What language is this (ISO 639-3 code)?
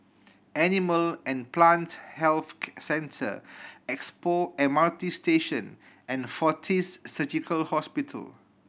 eng